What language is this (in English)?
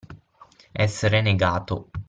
Italian